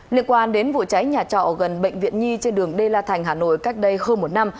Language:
Vietnamese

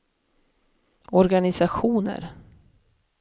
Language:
Swedish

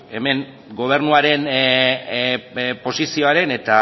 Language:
Basque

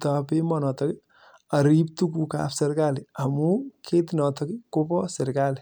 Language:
Kalenjin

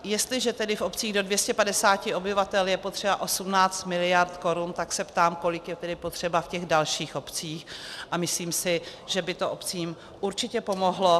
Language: Czech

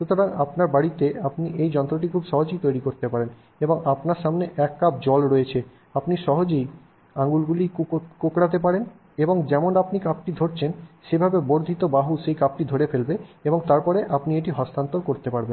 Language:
Bangla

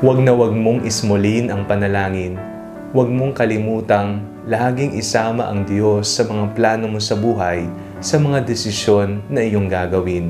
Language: Filipino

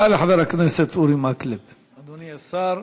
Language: Hebrew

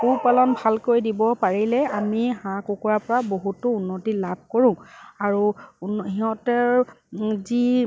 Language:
Assamese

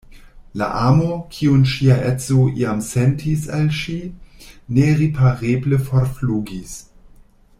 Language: Esperanto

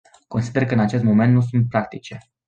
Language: Romanian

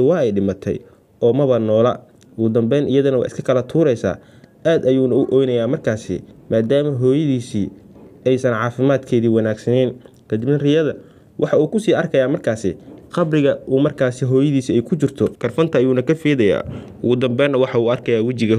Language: Arabic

